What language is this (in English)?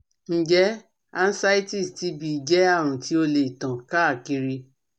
Yoruba